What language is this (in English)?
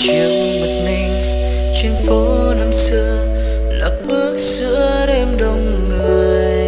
Vietnamese